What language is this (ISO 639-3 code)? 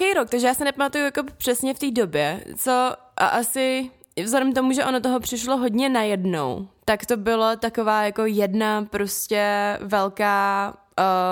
ces